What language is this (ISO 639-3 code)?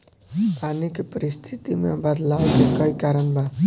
bho